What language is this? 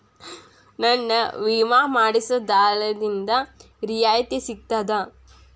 Kannada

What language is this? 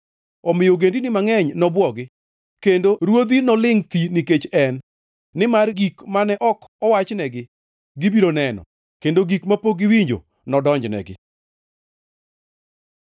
Luo (Kenya and Tanzania)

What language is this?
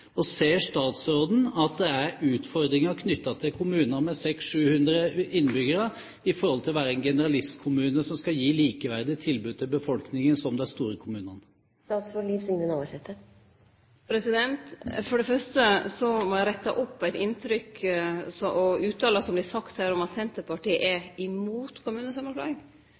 Norwegian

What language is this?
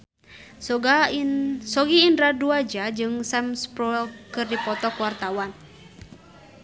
Sundanese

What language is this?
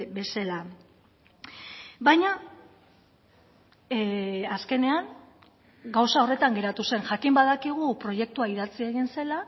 Basque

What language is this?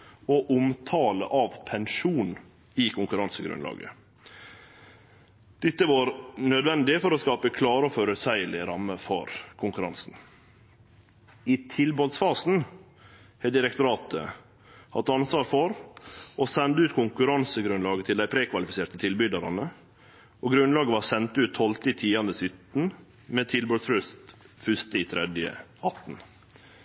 Norwegian Nynorsk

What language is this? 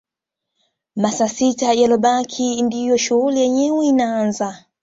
Swahili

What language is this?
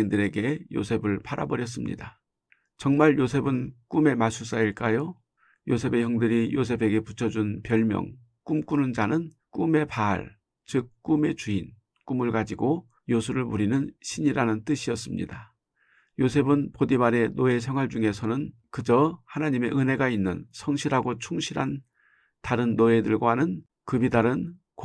Korean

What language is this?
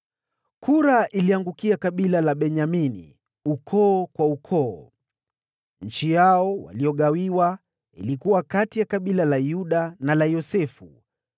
Swahili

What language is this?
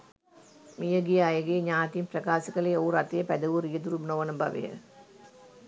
Sinhala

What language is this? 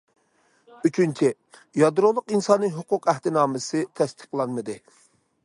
Uyghur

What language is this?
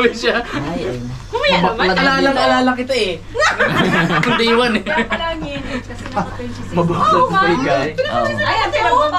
Indonesian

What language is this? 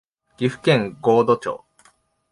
Japanese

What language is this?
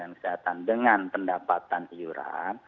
Indonesian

